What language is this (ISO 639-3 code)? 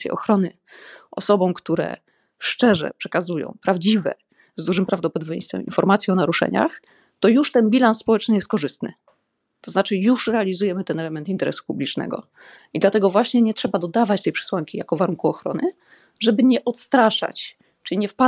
pol